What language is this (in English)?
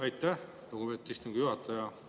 Estonian